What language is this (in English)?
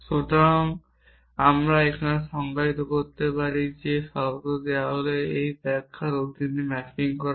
Bangla